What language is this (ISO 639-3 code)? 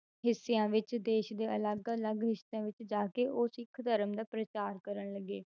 pan